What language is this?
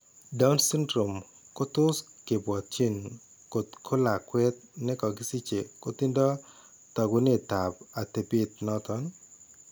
Kalenjin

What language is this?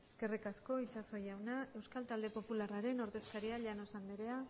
Basque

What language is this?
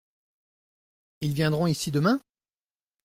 French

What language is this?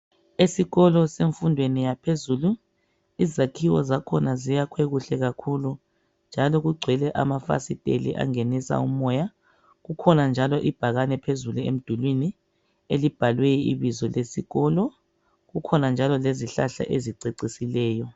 North Ndebele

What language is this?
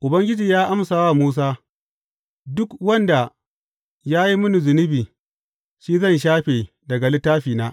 Hausa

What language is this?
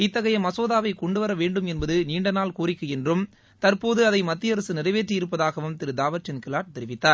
Tamil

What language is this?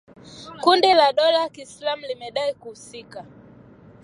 Swahili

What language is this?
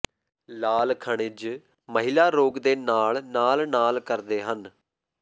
Punjabi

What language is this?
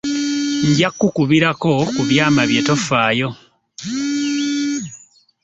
Ganda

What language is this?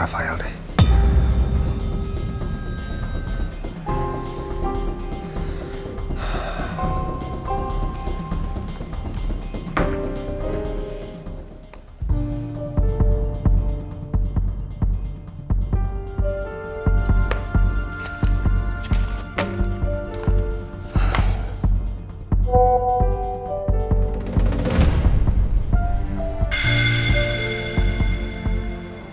Indonesian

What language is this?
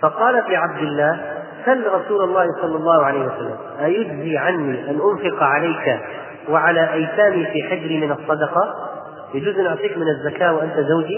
Arabic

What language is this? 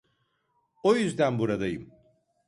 Turkish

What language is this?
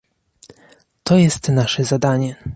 Polish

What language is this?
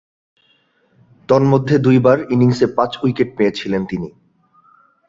Bangla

